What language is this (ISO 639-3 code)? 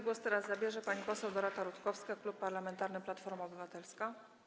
pol